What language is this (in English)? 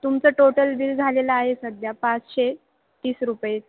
Marathi